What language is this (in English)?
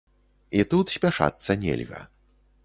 Belarusian